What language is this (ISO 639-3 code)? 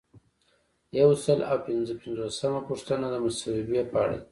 pus